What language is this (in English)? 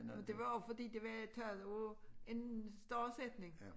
Danish